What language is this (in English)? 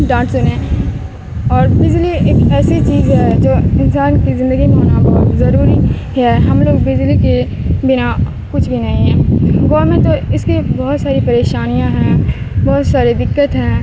Urdu